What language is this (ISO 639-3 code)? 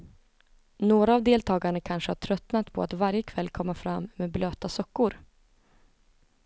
swe